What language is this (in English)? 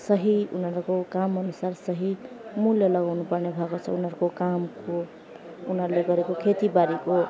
Nepali